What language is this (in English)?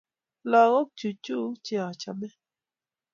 Kalenjin